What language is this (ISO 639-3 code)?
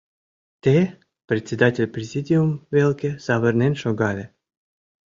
chm